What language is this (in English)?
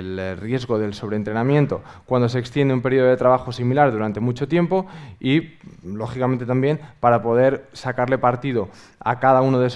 Spanish